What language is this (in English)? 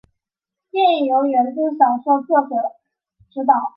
Chinese